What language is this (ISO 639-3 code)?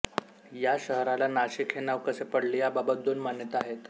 mar